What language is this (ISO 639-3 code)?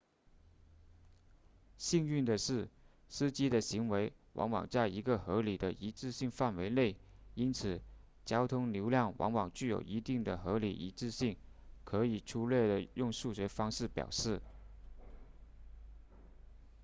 zho